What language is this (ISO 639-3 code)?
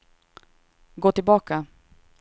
swe